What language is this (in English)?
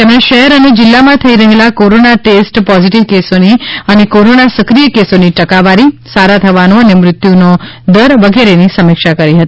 Gujarati